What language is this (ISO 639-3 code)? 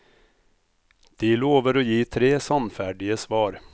nor